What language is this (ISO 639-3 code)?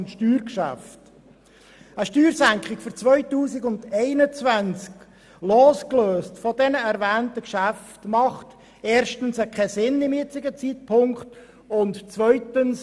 gsw